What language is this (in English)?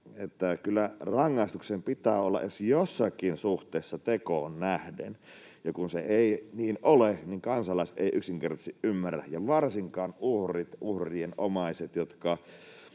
Finnish